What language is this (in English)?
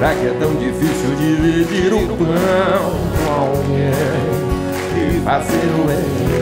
Portuguese